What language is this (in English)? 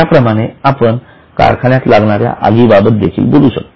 Marathi